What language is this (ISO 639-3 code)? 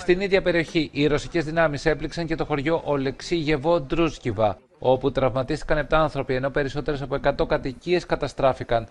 ell